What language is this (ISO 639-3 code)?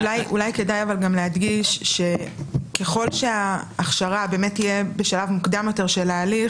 heb